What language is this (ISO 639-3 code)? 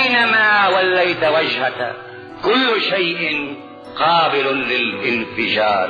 ara